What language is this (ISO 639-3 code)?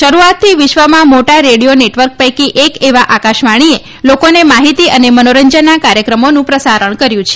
guj